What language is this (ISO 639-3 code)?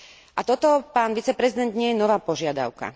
slk